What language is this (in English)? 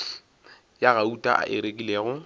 Northern Sotho